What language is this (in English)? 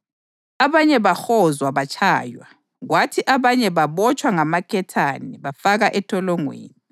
North Ndebele